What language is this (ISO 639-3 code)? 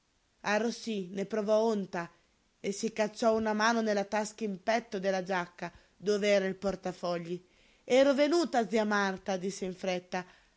ita